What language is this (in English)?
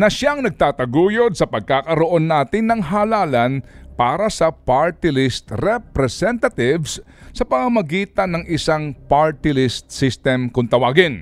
Filipino